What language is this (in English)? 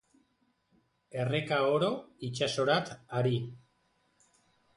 Basque